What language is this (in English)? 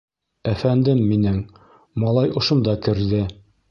Bashkir